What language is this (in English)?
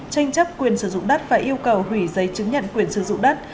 Vietnamese